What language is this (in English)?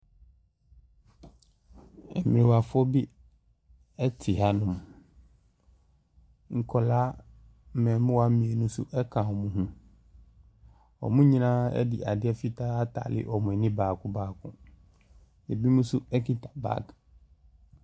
Akan